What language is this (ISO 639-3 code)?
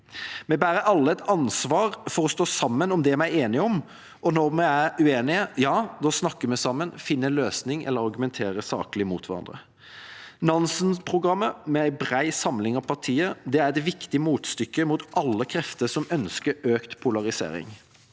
nor